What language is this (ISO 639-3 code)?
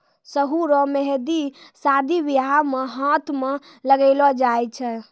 mai